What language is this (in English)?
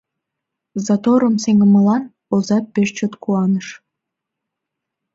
Mari